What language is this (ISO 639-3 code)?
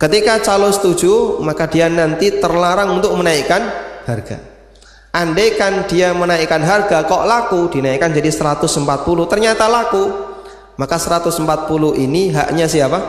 ind